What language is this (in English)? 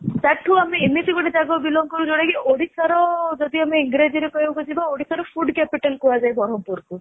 Odia